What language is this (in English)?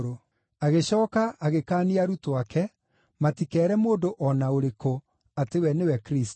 Kikuyu